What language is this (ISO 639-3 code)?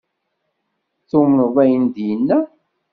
kab